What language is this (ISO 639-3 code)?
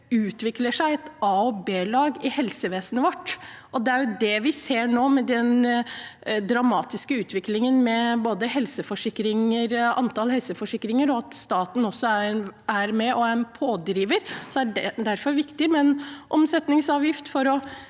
nor